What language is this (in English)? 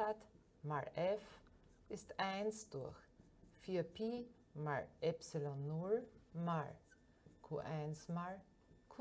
German